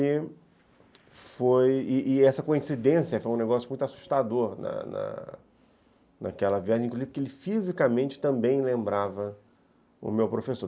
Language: Portuguese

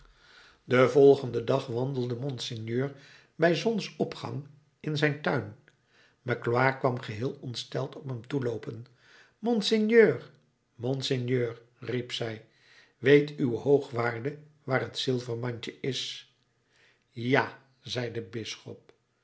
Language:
Dutch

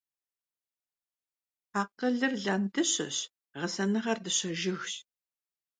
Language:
Kabardian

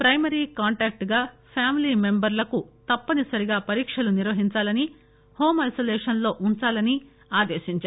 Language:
Telugu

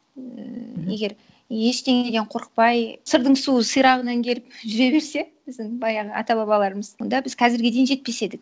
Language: Kazakh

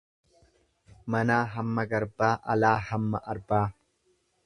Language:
Oromo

